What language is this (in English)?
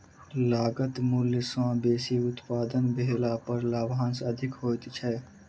Maithili